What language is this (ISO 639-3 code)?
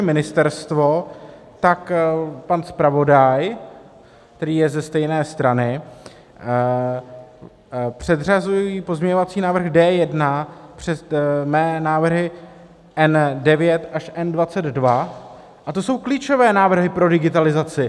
ces